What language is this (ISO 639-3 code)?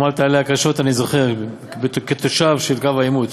heb